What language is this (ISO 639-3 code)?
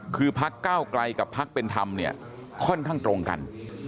tha